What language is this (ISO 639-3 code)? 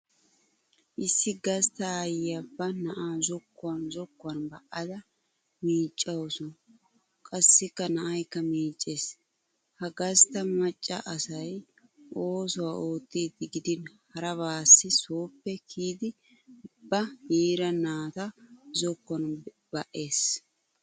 wal